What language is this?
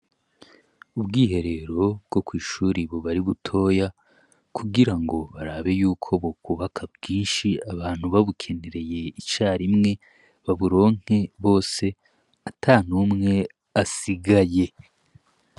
Rundi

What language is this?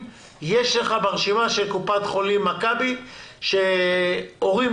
Hebrew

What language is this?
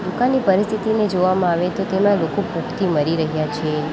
Gujarati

